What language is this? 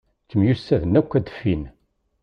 Kabyle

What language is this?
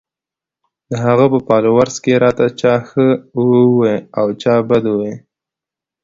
Pashto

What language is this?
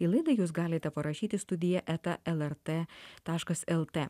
Lithuanian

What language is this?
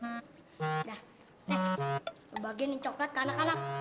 Indonesian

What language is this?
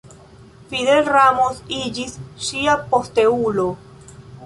Esperanto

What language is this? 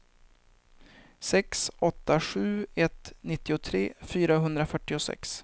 Swedish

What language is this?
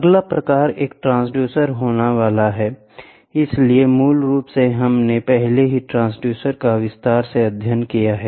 Hindi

